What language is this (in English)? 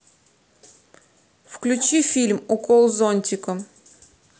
Russian